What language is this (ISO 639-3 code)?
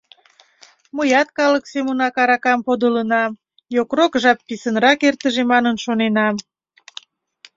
chm